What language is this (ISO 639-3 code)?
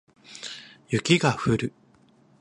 jpn